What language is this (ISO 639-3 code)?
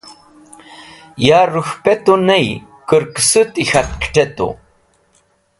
wbl